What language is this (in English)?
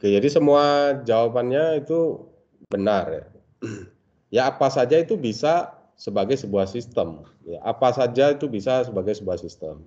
Indonesian